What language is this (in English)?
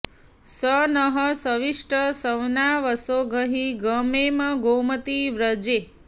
Sanskrit